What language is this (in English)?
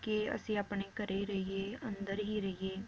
Punjabi